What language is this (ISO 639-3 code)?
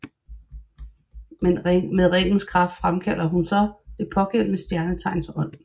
dan